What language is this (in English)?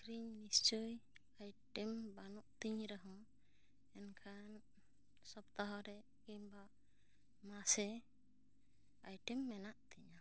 Santali